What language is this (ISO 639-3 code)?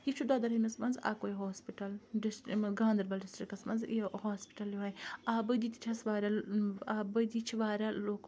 kas